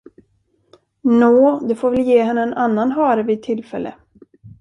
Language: Swedish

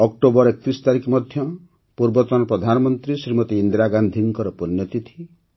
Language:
Odia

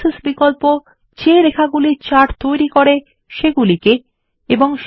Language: Bangla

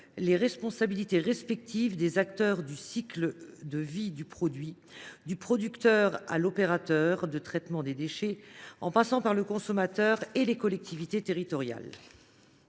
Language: French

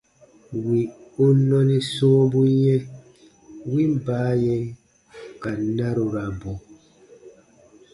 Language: Baatonum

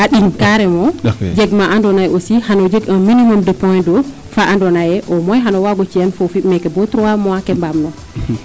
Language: Serer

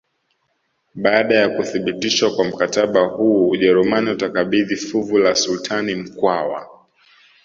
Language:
Swahili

